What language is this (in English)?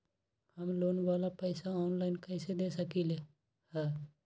Magahi